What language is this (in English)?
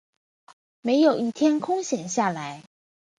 Chinese